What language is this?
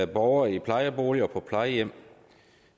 Danish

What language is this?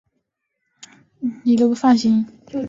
Chinese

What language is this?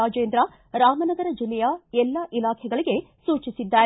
Kannada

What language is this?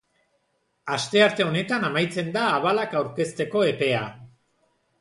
Basque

